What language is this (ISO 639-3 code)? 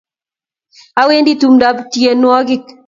kln